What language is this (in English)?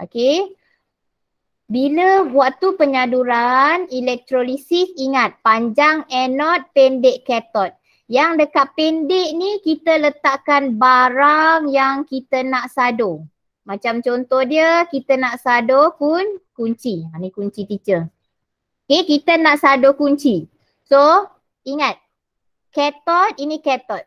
Malay